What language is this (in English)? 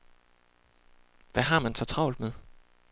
Danish